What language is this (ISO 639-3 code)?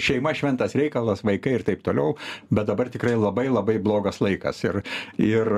lit